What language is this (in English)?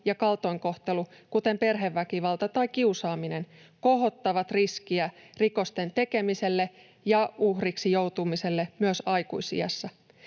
Finnish